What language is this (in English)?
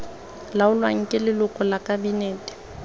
Tswana